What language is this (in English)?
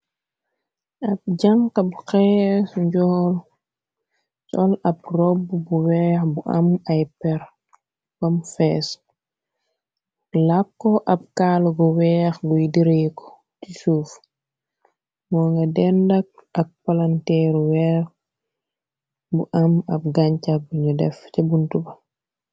Wolof